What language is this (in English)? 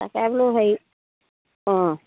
Assamese